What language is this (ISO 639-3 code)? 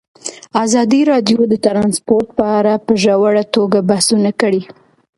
pus